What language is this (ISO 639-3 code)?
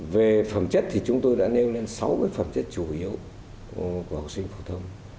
vie